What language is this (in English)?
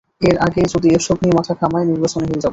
Bangla